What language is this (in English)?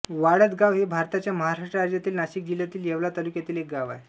Marathi